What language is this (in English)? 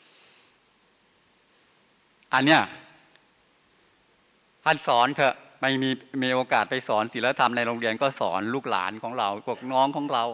Thai